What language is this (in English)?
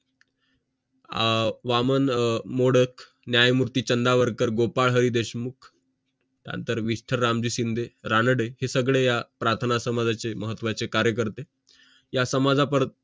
Marathi